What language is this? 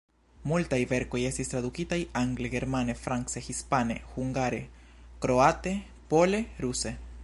Esperanto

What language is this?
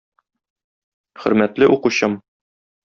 Tatar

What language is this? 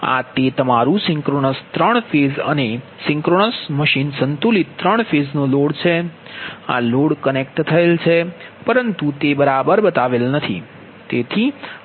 Gujarati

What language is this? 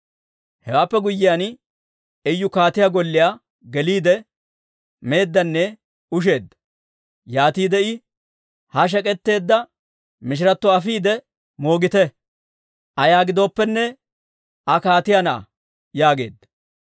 Dawro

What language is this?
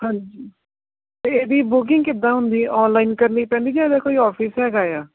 Punjabi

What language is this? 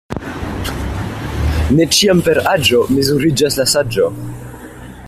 Esperanto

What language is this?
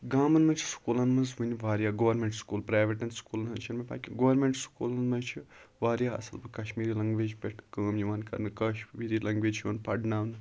Kashmiri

